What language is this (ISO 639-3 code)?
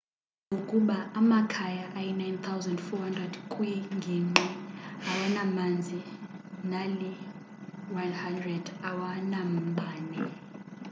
xho